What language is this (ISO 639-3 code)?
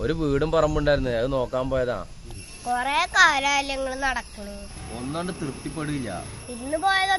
mal